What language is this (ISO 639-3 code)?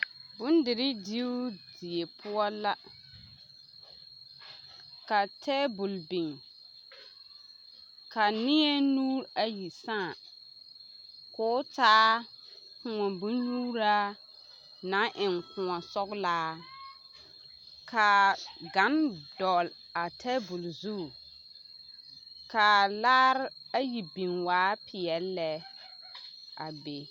dga